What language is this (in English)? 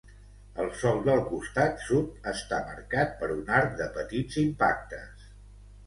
Catalan